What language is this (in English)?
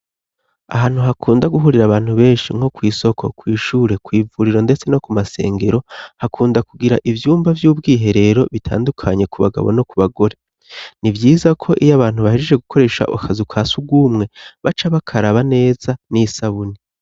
Rundi